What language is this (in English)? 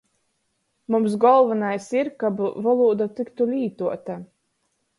Latgalian